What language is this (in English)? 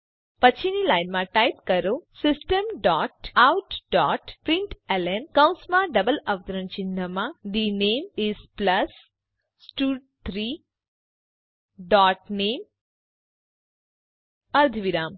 Gujarati